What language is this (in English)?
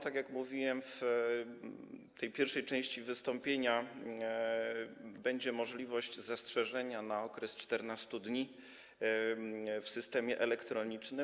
Polish